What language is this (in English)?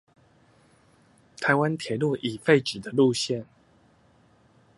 Chinese